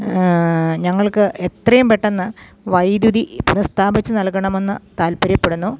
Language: Malayalam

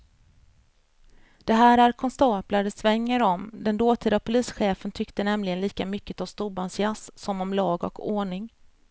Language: Swedish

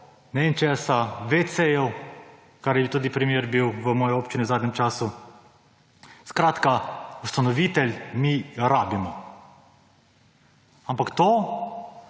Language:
Slovenian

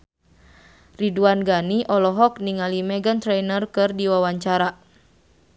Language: Sundanese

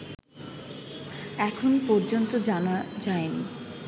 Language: Bangla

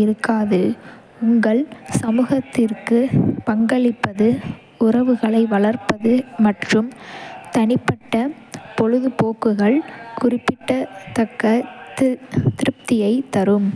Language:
Kota (India)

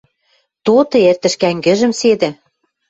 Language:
Western Mari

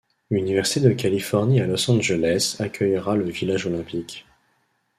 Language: French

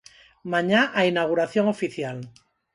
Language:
Galician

